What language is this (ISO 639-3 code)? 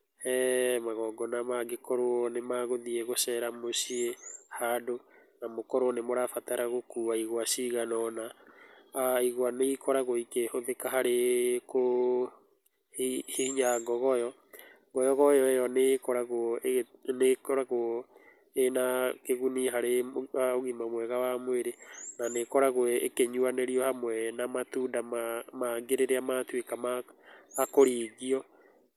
kik